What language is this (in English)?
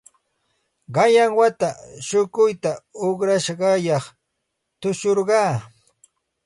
Santa Ana de Tusi Pasco Quechua